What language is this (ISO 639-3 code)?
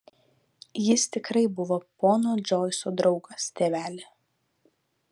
lit